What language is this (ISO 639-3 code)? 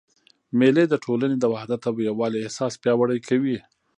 pus